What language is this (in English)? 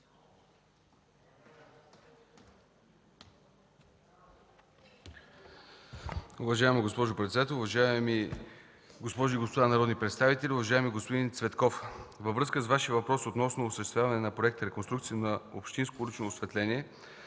Bulgarian